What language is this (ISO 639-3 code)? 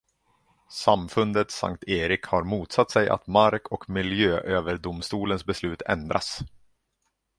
swe